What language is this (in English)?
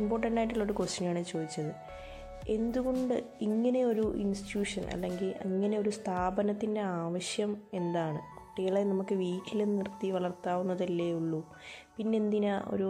Malayalam